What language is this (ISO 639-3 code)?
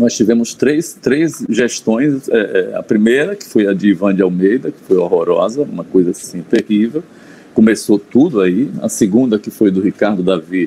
por